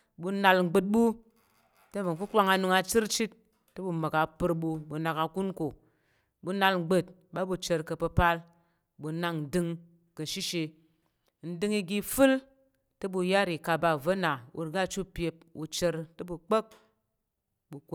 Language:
Tarok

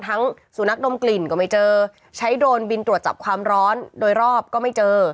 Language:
Thai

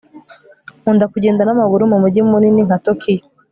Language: Kinyarwanda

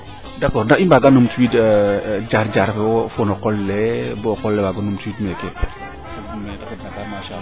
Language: Serer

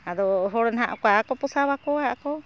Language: Santali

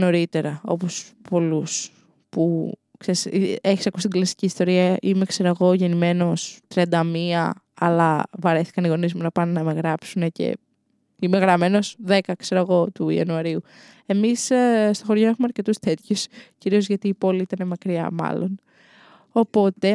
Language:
Greek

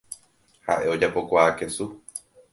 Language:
Guarani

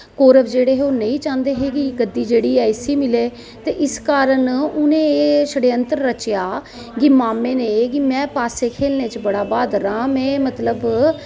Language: Dogri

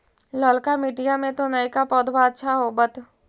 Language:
Magahi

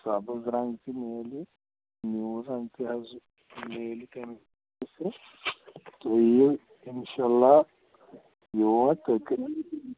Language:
Kashmiri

